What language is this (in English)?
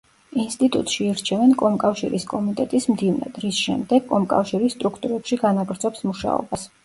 Georgian